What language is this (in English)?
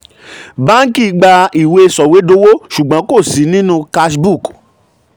Yoruba